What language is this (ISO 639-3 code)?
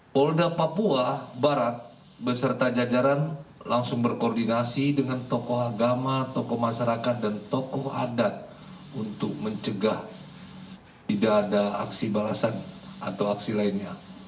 ind